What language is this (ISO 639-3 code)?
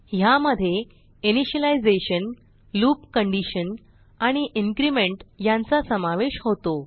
mar